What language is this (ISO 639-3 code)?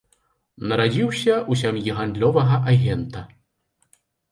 bel